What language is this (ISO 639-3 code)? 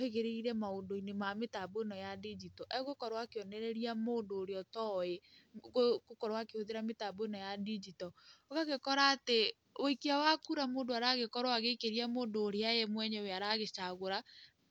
kik